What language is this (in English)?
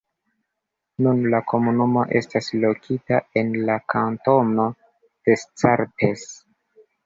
Esperanto